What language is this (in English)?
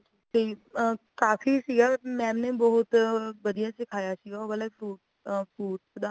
Punjabi